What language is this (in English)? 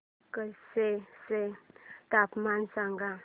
Marathi